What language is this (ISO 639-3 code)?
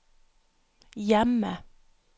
nor